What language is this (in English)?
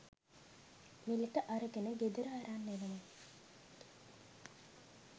Sinhala